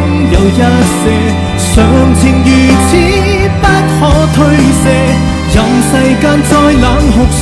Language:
Chinese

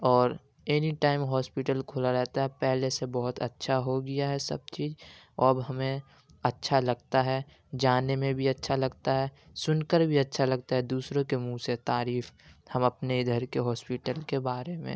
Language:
Urdu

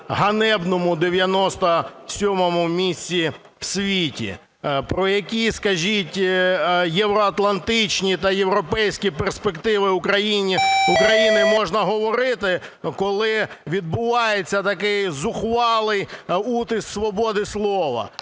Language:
Ukrainian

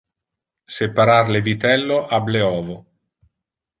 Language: Interlingua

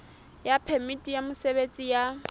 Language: Southern Sotho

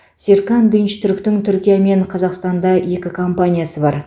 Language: Kazakh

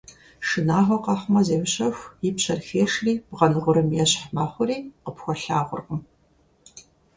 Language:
Kabardian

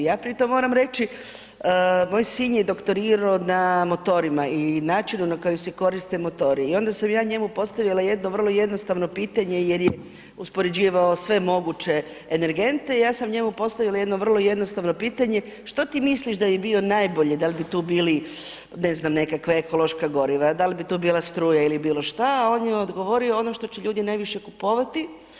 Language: Croatian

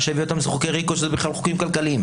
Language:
Hebrew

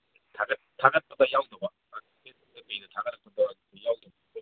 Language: Manipuri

